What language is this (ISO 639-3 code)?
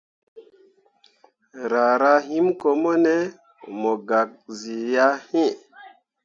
mua